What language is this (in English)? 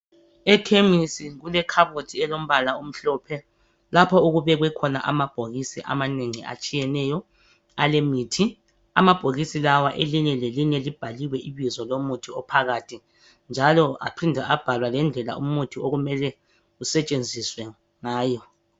North Ndebele